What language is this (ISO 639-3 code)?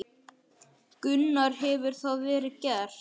isl